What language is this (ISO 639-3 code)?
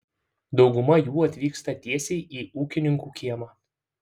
lit